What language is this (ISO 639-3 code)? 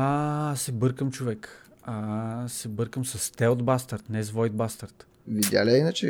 bul